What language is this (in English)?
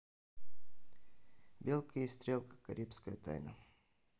Russian